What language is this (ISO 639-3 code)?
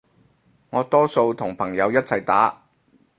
yue